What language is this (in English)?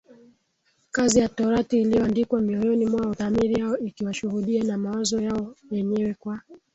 Swahili